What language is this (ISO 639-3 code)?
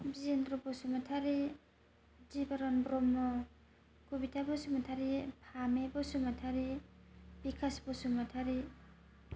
brx